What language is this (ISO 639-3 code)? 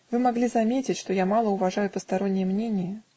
rus